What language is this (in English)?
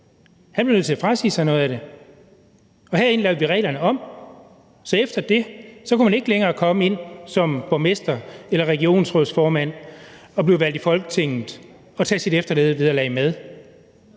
Danish